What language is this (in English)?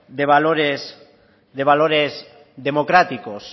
Spanish